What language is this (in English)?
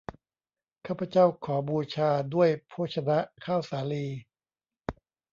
Thai